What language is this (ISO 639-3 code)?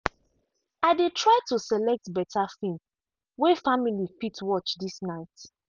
pcm